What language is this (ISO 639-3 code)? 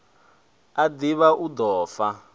ven